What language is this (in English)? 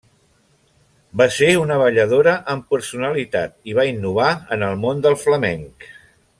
Catalan